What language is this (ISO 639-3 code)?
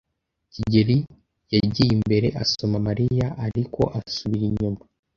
kin